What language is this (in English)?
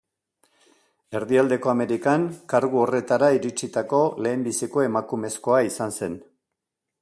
Basque